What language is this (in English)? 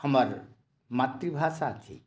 Maithili